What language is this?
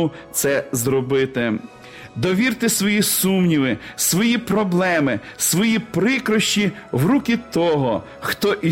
Ukrainian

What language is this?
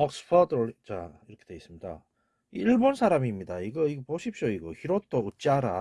Korean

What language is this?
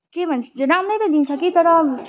Nepali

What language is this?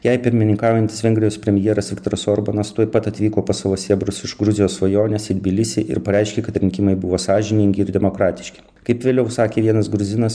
Lithuanian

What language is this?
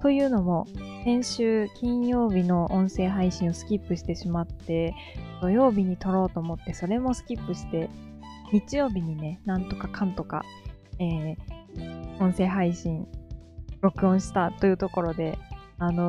Japanese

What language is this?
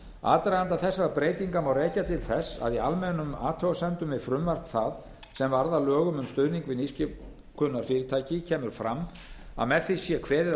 Icelandic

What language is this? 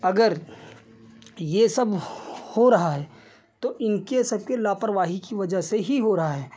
Hindi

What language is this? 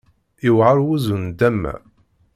Kabyle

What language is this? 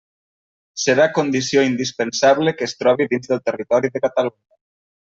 Catalan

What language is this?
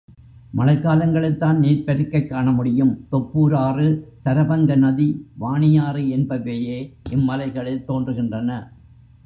Tamil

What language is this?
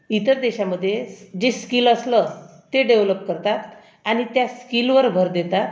Marathi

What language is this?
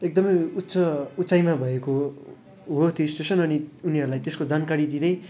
Nepali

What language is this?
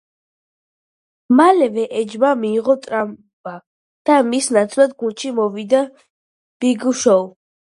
Georgian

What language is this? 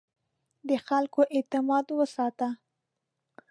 Pashto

